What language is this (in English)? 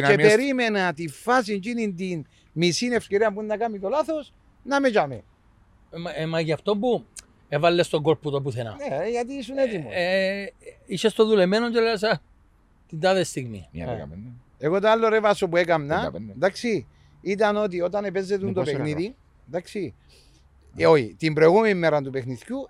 Greek